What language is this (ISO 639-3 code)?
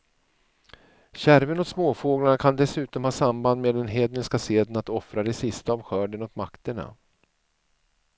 swe